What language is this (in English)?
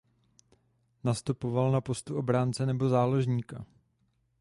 Czech